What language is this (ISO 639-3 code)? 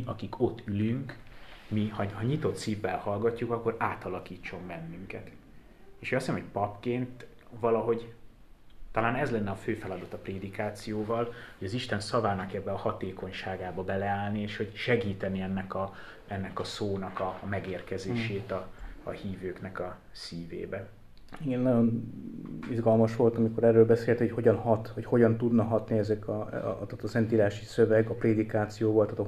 hun